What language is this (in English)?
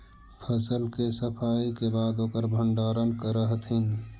Magahi